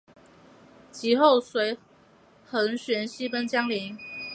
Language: Chinese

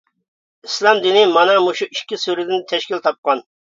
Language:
Uyghur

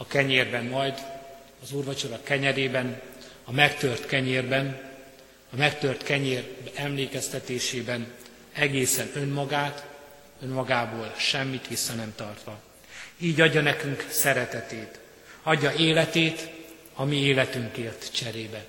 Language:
Hungarian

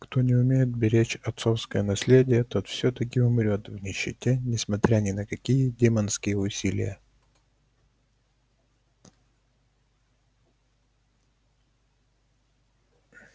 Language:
Russian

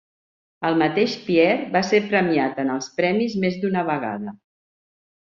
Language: Catalan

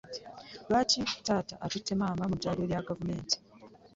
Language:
Ganda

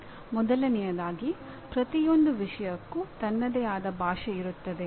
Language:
Kannada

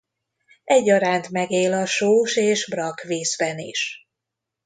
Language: Hungarian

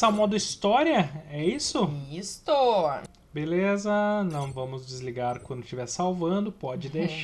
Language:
Portuguese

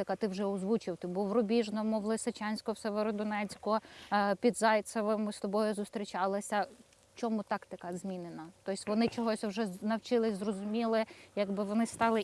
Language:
Ukrainian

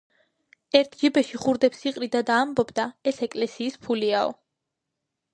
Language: Georgian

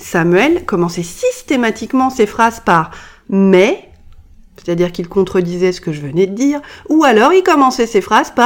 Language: French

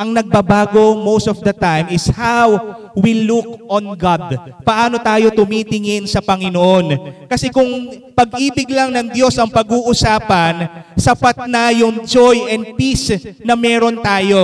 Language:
Filipino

